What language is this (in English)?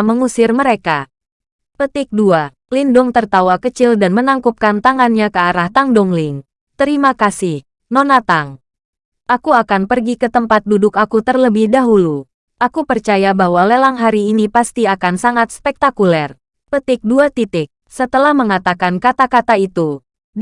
Indonesian